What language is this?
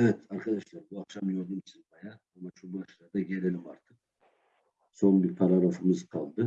Turkish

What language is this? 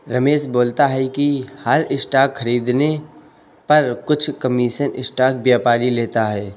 Hindi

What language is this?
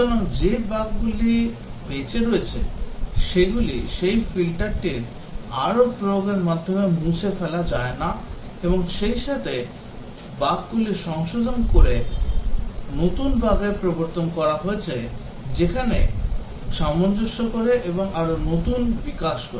Bangla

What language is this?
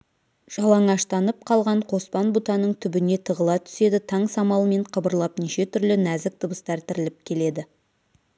Kazakh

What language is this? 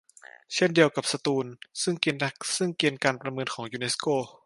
Thai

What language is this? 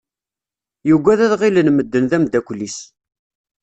Kabyle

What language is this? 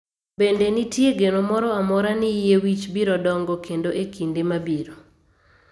Luo (Kenya and Tanzania)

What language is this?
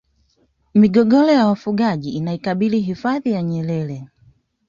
Swahili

